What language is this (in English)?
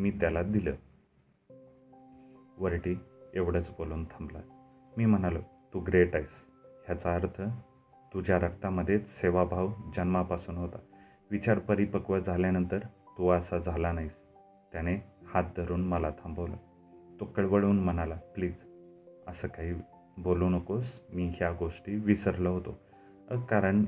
Marathi